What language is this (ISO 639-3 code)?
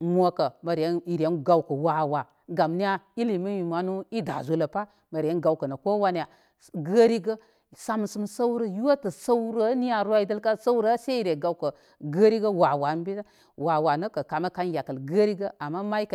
kmy